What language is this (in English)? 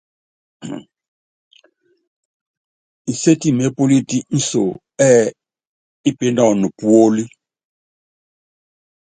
Yangben